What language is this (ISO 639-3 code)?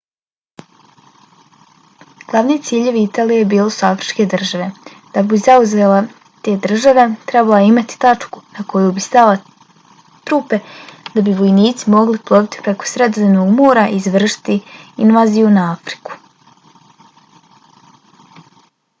bos